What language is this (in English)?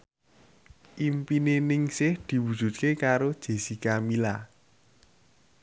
Javanese